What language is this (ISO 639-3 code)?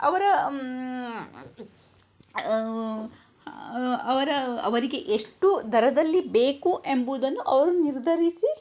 kan